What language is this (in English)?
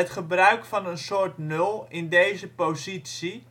Dutch